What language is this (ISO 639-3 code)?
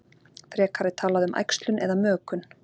isl